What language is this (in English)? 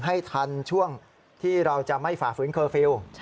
Thai